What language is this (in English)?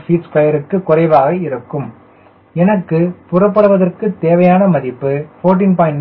Tamil